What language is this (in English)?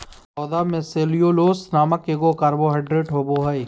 Magahi